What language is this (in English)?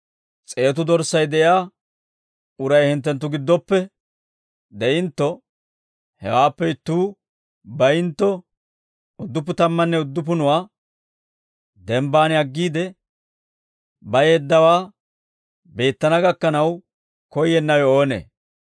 Dawro